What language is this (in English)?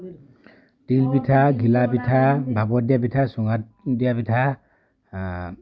Assamese